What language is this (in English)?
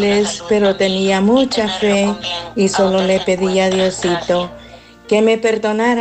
Spanish